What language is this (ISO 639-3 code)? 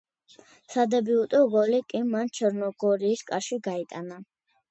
kat